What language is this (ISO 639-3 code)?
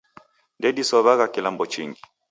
dav